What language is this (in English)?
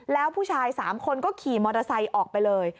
Thai